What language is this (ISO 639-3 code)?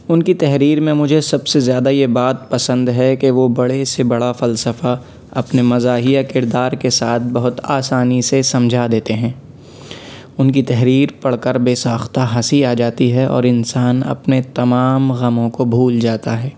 urd